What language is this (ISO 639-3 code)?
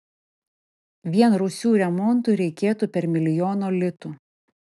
lit